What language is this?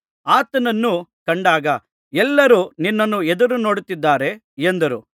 Kannada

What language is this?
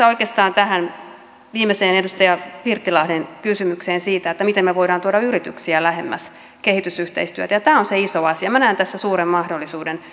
Finnish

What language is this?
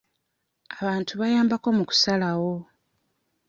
Ganda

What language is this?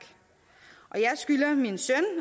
Danish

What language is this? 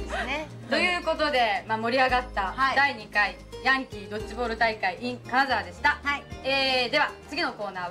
Japanese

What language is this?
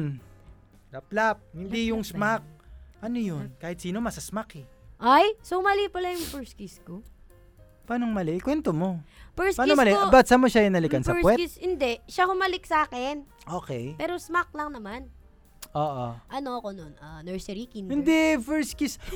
Filipino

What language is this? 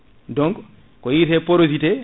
Fula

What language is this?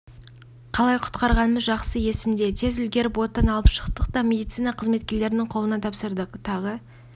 Kazakh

